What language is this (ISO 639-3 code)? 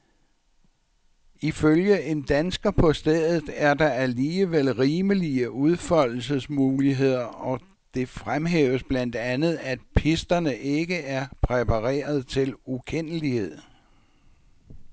dan